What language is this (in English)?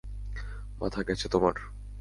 Bangla